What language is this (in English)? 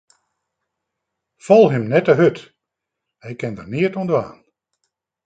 Western Frisian